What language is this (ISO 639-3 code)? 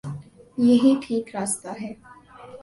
urd